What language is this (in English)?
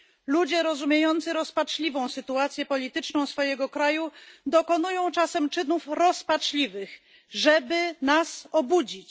Polish